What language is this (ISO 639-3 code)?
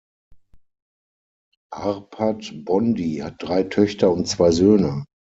deu